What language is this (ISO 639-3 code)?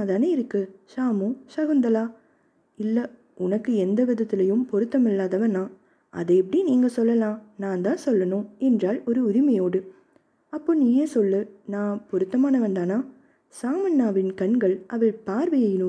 tam